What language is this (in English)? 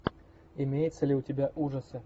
Russian